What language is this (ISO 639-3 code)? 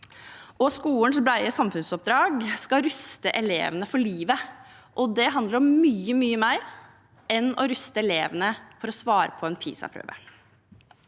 nor